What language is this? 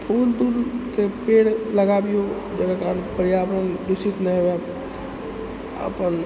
Maithili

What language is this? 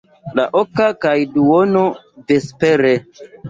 Esperanto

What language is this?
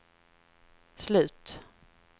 Swedish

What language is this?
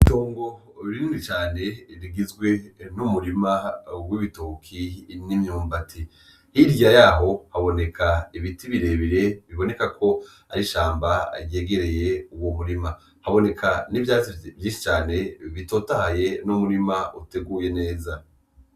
Rundi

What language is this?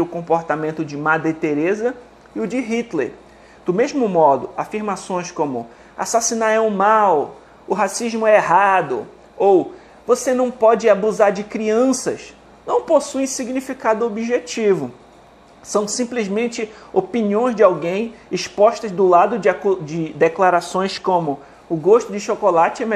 Portuguese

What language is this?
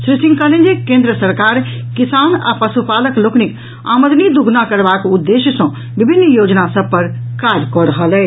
Maithili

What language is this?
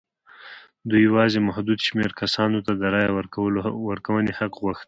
Pashto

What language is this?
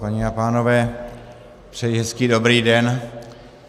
Czech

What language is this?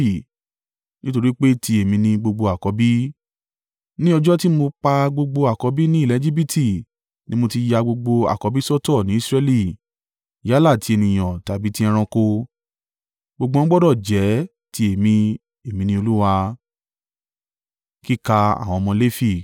Yoruba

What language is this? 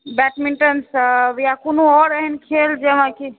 Maithili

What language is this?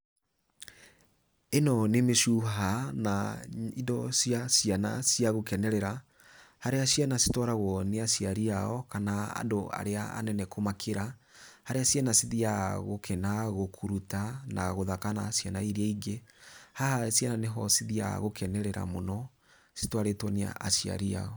Kikuyu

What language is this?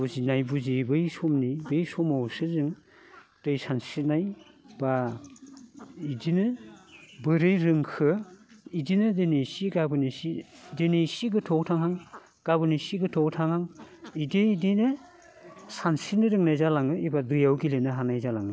Bodo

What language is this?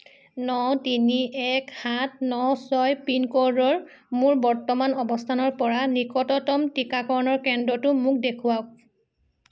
Assamese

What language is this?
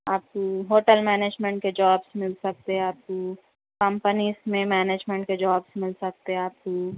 Urdu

